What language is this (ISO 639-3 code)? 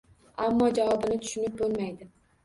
uzb